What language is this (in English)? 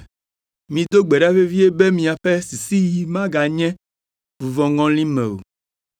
Ewe